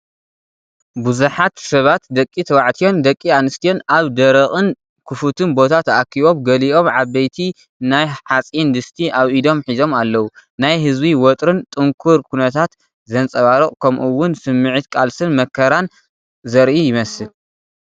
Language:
Tigrinya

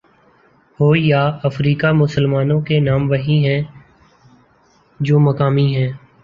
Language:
Urdu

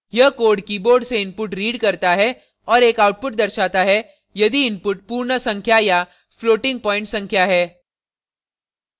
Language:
Hindi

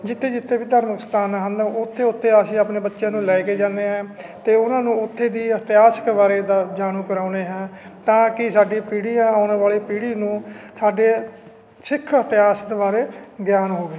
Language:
Punjabi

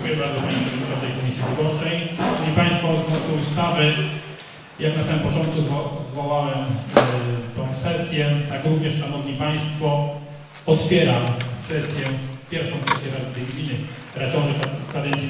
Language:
Polish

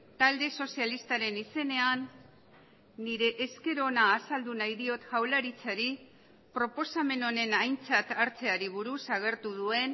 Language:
Basque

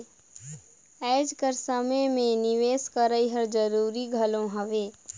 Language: Chhattisgarhi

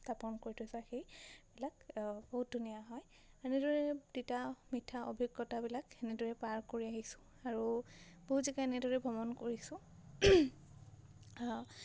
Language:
Assamese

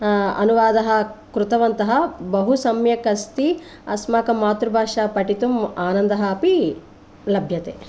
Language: Sanskrit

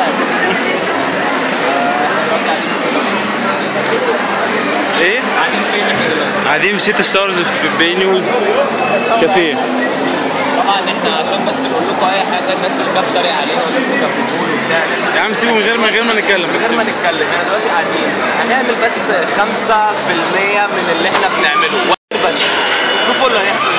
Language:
Arabic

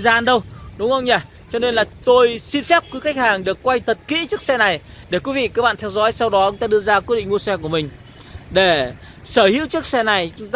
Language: Vietnamese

